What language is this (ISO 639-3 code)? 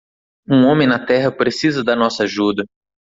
por